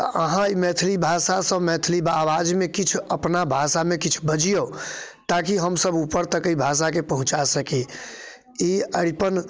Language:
Maithili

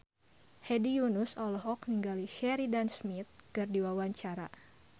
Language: Sundanese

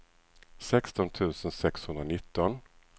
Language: Swedish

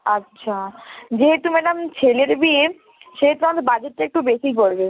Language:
Bangla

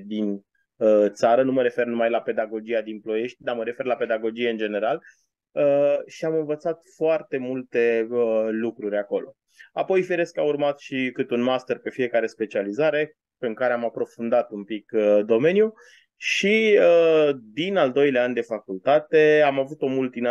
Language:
Romanian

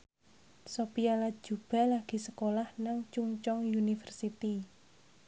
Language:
Javanese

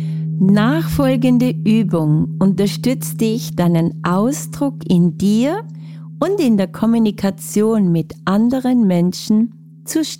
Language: German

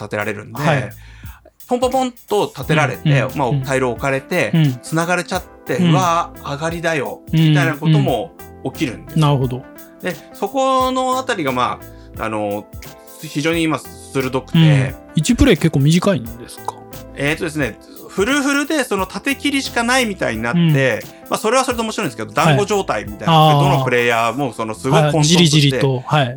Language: Japanese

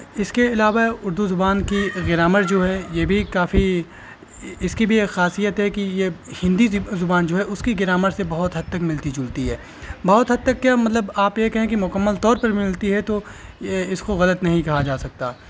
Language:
Urdu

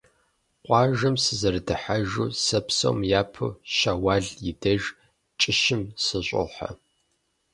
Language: Kabardian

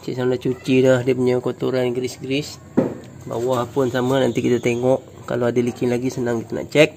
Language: Malay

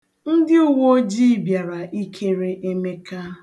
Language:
Igbo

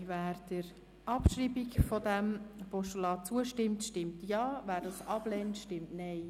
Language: Swiss German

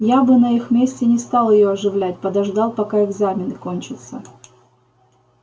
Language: Russian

